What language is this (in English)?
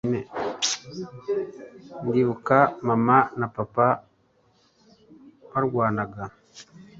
Kinyarwanda